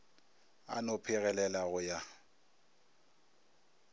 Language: Northern Sotho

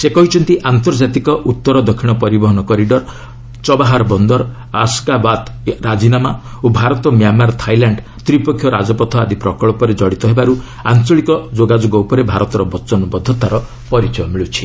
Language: Odia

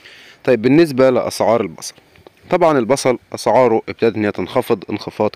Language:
Arabic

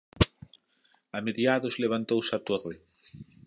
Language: Galician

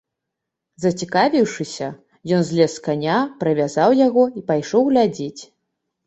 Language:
Belarusian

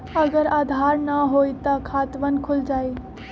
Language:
Magahi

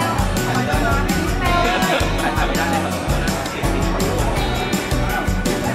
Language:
Thai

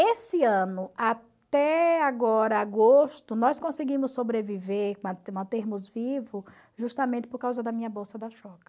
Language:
Portuguese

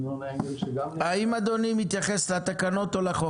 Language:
Hebrew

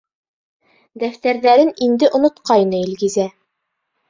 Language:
Bashkir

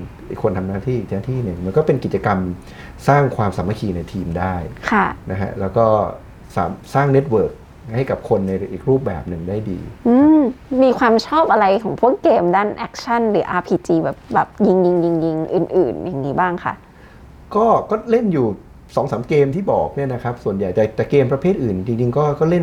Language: Thai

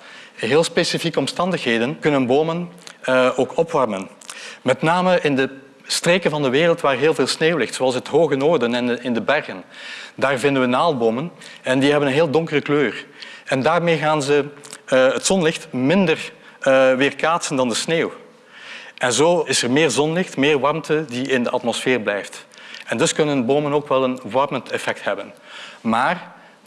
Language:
Dutch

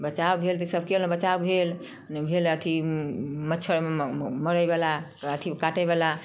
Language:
Maithili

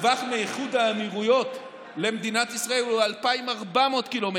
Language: Hebrew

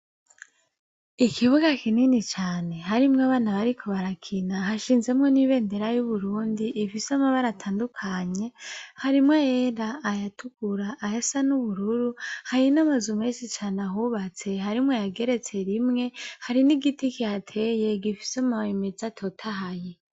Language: Rundi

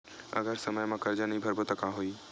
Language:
Chhattisgarhi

